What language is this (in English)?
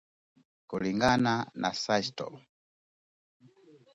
Swahili